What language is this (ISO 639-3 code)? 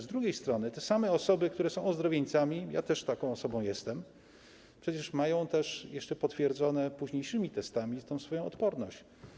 pol